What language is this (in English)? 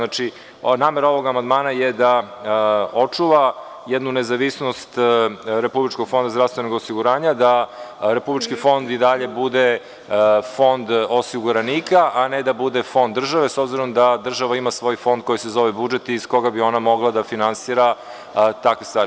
Serbian